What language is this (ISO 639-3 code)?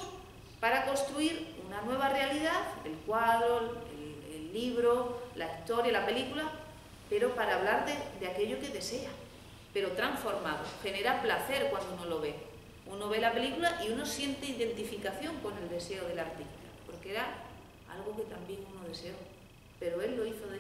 spa